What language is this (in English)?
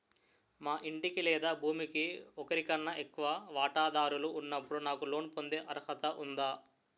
Telugu